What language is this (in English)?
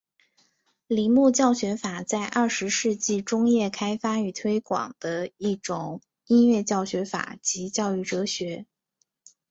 Chinese